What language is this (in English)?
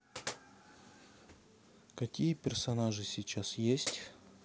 Russian